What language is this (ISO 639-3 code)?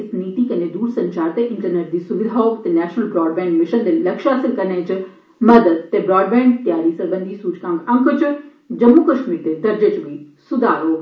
doi